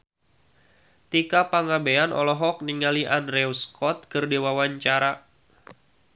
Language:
Sundanese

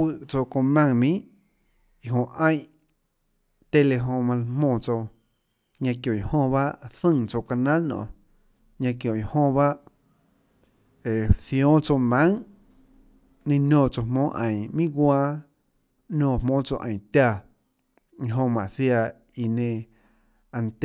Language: Tlacoatzintepec Chinantec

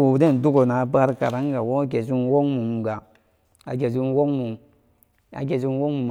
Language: Samba Daka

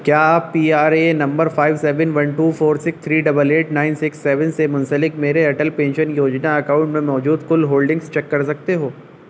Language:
Urdu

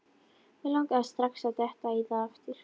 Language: Icelandic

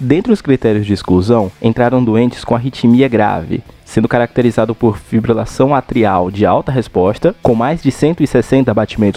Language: Portuguese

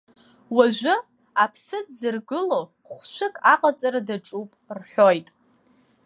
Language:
Abkhazian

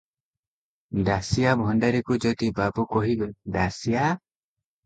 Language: Odia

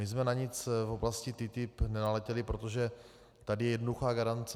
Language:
Czech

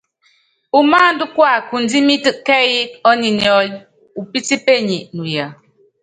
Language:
Yangben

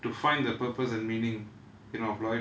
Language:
English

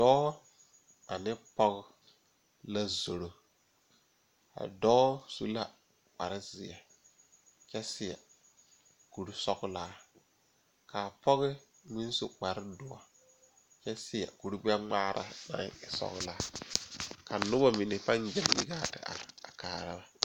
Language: Southern Dagaare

